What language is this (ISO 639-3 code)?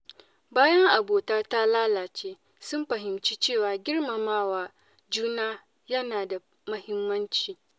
hau